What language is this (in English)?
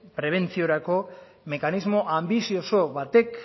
Basque